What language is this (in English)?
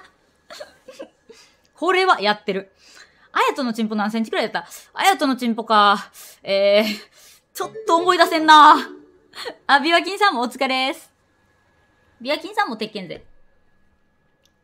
Japanese